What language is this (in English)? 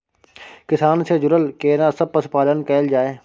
Maithili